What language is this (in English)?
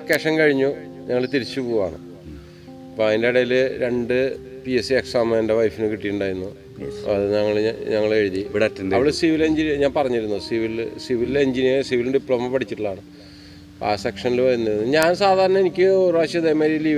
Malayalam